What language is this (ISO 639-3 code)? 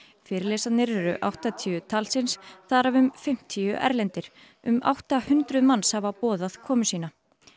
isl